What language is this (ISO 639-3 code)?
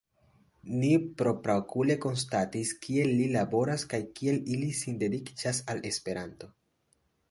epo